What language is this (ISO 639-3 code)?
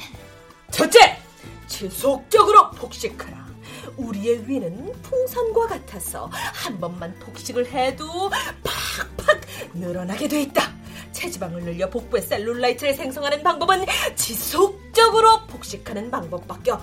kor